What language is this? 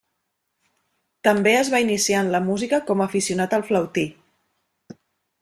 Catalan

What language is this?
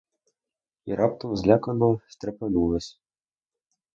Ukrainian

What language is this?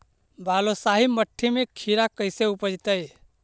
Magahi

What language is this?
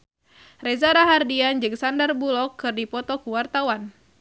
Sundanese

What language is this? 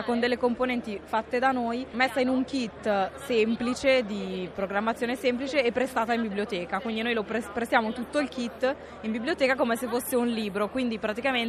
Italian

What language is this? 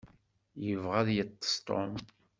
Kabyle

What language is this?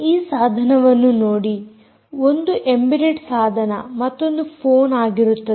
Kannada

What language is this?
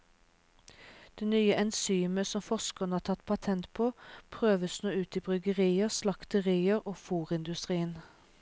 Norwegian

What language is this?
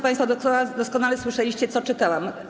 Polish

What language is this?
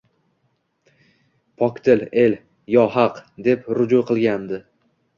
Uzbek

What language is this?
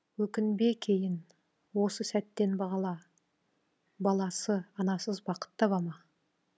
Kazakh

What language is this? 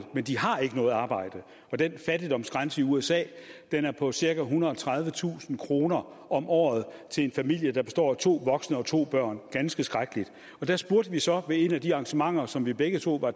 Danish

